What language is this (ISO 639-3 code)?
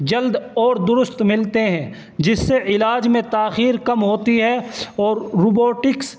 urd